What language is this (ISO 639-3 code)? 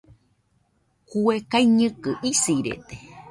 hux